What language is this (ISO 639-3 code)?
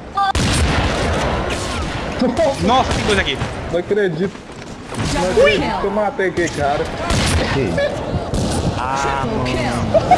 por